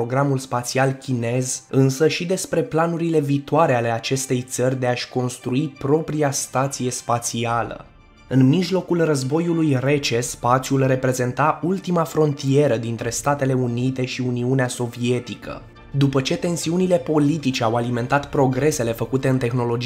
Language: Romanian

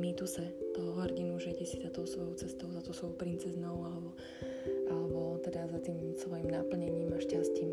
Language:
Slovak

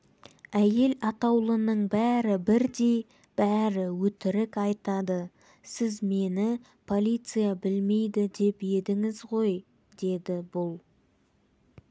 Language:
Kazakh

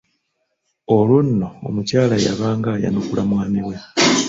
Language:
Ganda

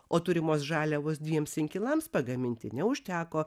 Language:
Lithuanian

